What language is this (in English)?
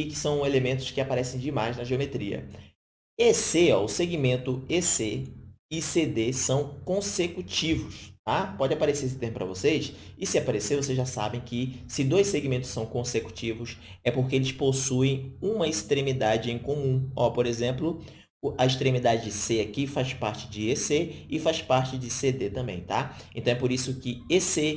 Portuguese